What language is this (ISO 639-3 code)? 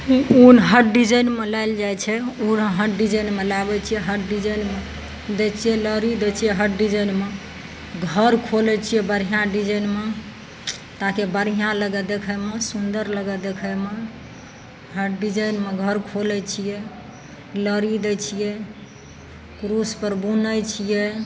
mai